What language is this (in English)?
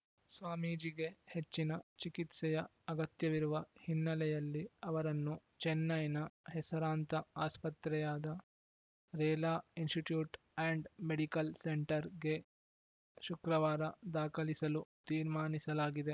Kannada